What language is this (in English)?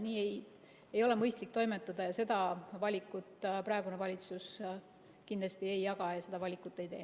Estonian